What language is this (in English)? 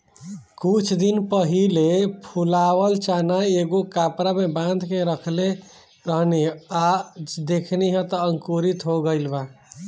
Bhojpuri